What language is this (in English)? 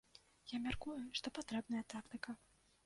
Belarusian